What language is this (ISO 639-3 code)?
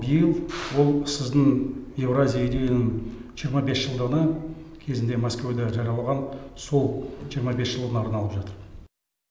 kaz